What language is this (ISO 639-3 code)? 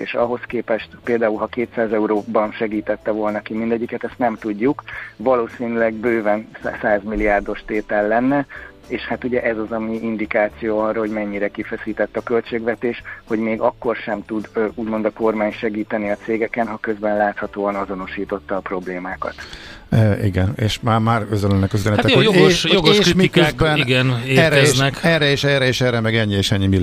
hun